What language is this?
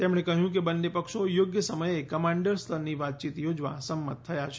Gujarati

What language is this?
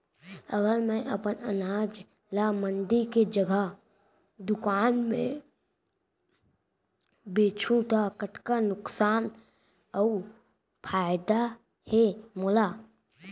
Chhattisgarhi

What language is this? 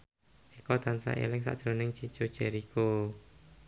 Javanese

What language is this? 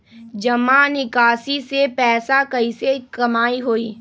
Magahi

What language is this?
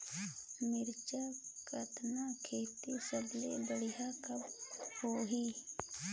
Chhattisgarhi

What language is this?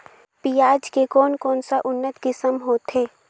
Chhattisgarhi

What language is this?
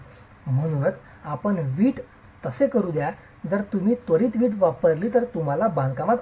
Marathi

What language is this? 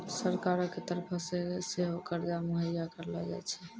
Maithili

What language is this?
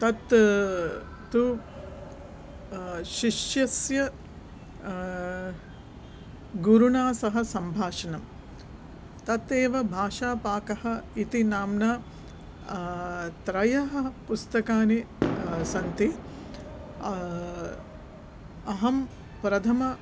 Sanskrit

